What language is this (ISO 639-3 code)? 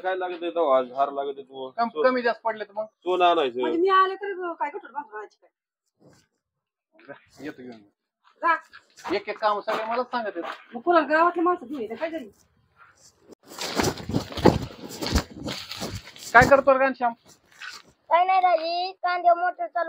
ron